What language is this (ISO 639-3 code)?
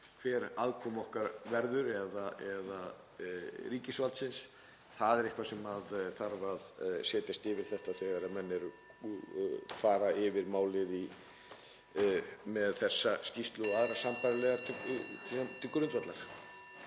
isl